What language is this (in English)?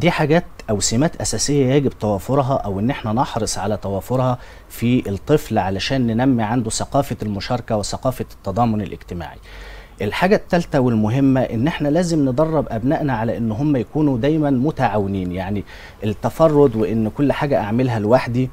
Arabic